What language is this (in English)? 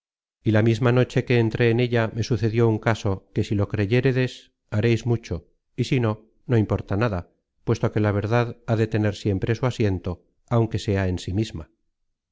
Spanish